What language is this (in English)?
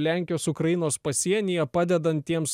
Lithuanian